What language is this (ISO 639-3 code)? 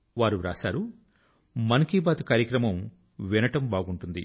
tel